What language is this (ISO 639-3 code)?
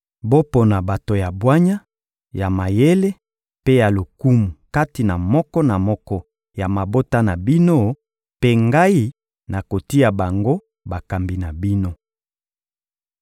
lin